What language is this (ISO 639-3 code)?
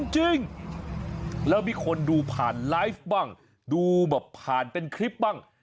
tha